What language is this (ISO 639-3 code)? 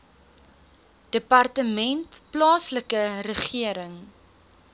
afr